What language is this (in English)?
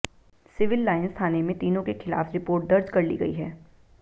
Hindi